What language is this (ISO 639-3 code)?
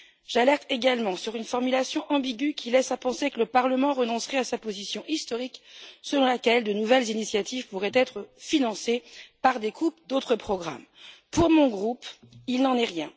fra